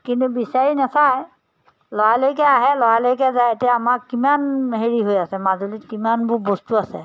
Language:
Assamese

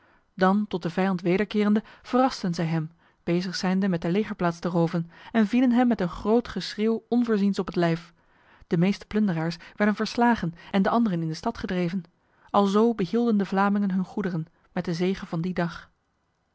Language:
Dutch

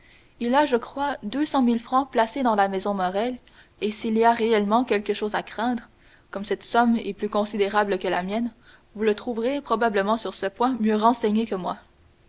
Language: French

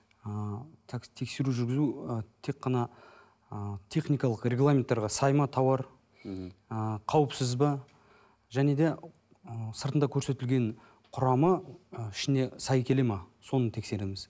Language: Kazakh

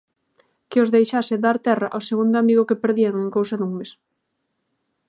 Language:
Galician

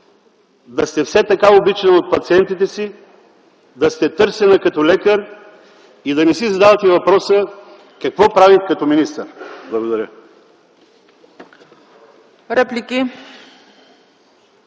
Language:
Bulgarian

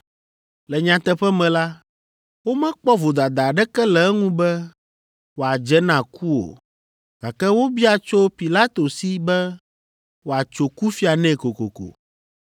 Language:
Ewe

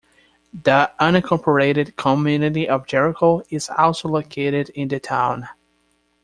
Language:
English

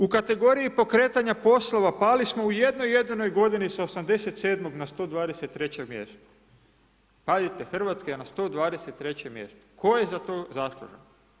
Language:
Croatian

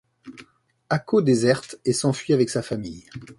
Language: French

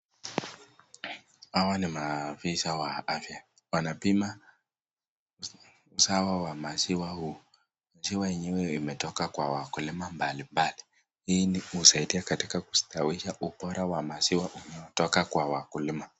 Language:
Swahili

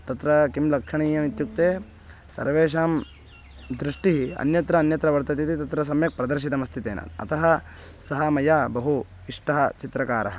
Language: Sanskrit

